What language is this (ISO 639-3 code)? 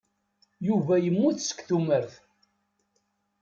kab